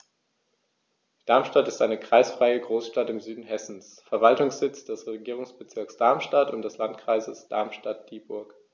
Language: German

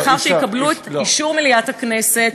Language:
Hebrew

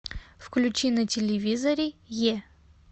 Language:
Russian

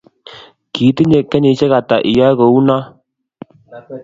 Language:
Kalenjin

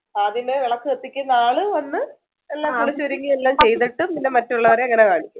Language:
Malayalam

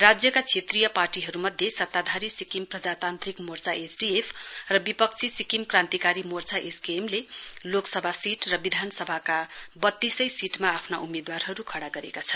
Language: Nepali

